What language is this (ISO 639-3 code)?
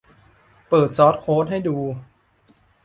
tha